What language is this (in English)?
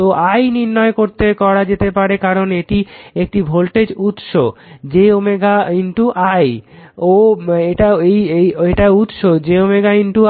Bangla